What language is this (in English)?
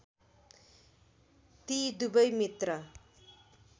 Nepali